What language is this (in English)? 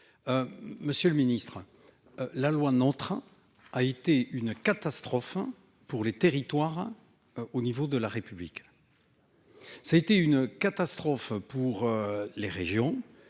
French